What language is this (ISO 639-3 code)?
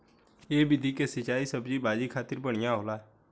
bho